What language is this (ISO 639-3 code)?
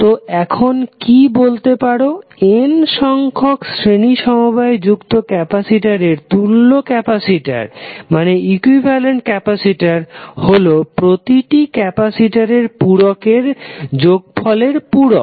ben